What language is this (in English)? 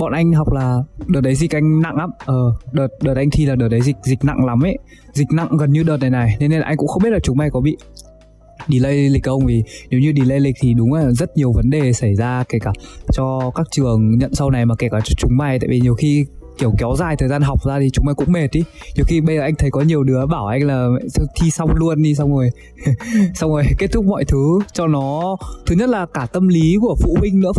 Vietnamese